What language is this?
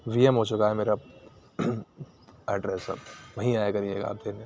Urdu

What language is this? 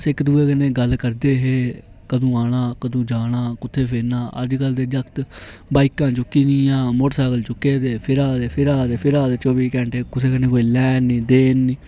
Dogri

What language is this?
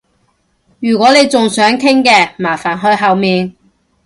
Cantonese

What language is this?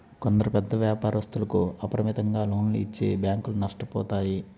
Telugu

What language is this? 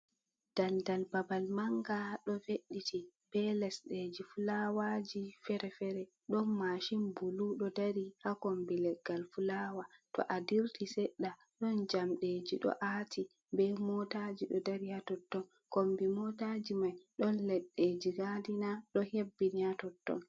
Fula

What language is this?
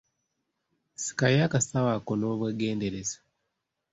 Ganda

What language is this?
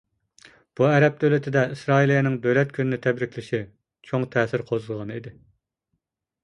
Uyghur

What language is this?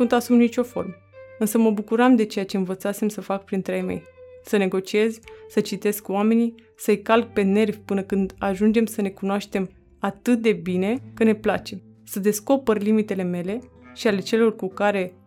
Romanian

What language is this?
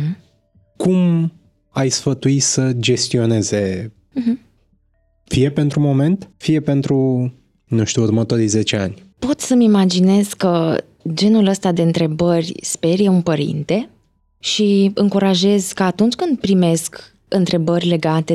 Romanian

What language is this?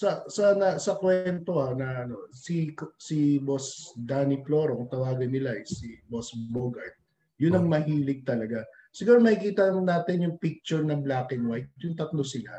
Filipino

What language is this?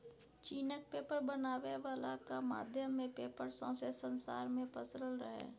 Maithili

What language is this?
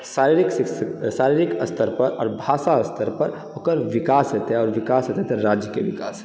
Maithili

